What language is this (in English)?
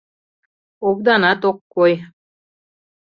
Mari